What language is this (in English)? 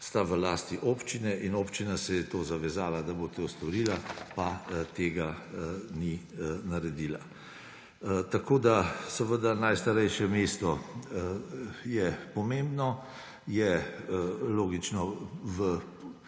Slovenian